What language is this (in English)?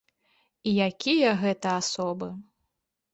Belarusian